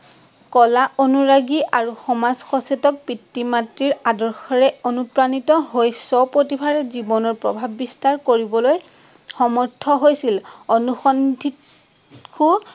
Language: Assamese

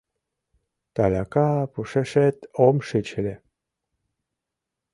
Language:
Mari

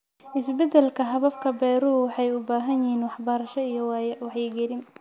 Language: Somali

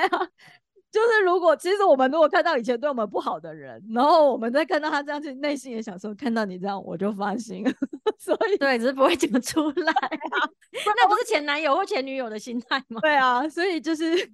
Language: Chinese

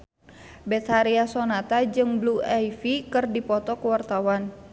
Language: Sundanese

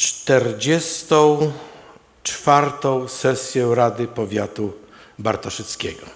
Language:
Polish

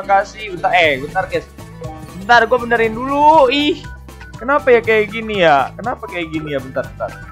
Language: Indonesian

